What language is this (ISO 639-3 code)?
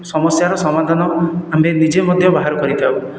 ori